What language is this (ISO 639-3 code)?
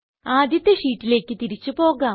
mal